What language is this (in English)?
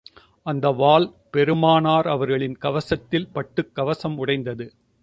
Tamil